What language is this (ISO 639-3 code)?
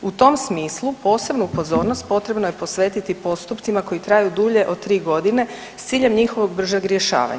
hrv